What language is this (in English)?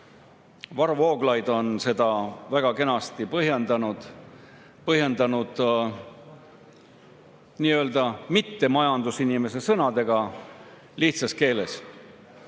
Estonian